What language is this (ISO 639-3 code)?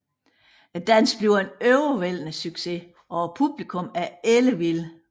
dan